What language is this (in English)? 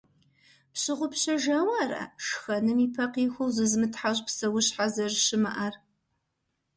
Kabardian